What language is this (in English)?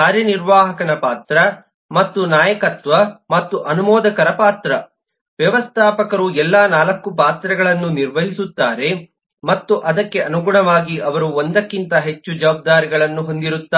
Kannada